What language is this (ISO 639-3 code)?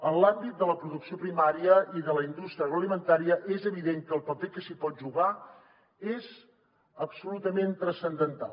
cat